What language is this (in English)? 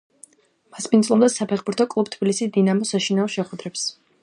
Georgian